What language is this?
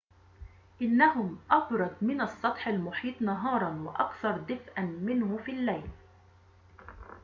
Arabic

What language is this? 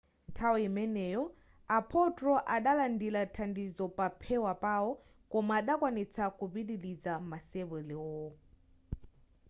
Nyanja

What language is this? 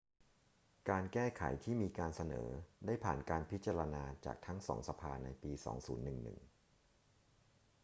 Thai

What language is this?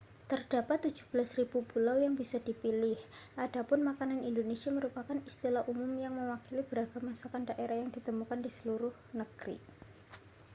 Indonesian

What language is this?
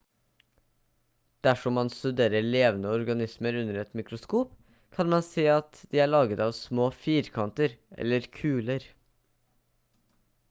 Norwegian Bokmål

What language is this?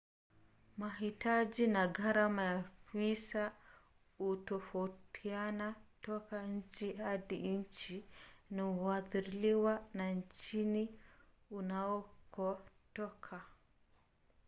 Swahili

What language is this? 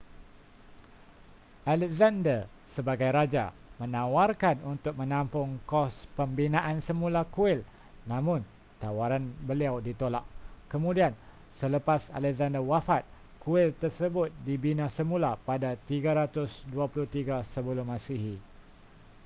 Malay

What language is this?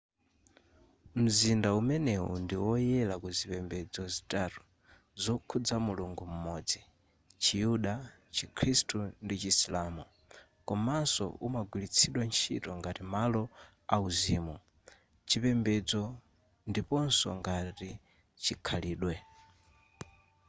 Nyanja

